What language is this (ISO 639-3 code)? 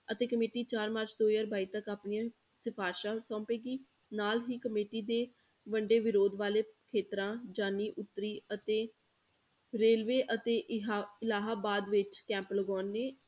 pan